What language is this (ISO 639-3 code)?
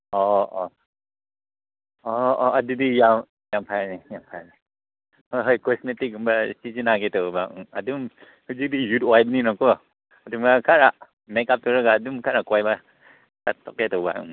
mni